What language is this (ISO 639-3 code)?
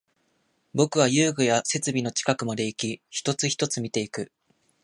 jpn